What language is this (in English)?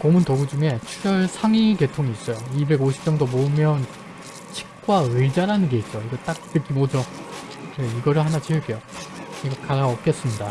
Korean